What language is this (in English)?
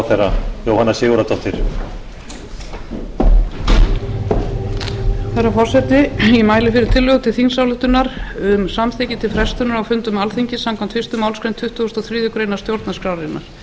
Icelandic